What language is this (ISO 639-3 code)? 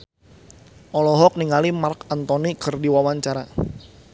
sun